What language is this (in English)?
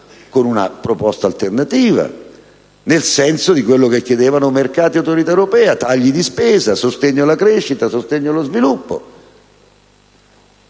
Italian